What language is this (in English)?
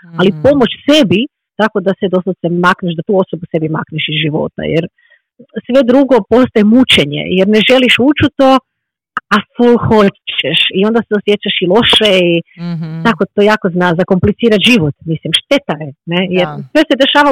Croatian